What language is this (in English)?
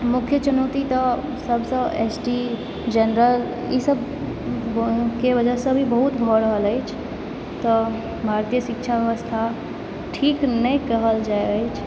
Maithili